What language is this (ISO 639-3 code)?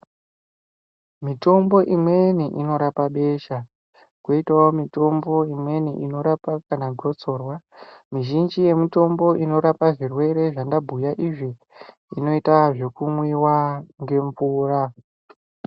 ndc